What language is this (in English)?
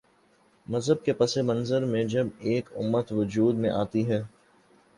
Urdu